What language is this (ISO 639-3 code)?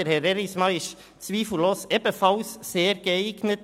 gsw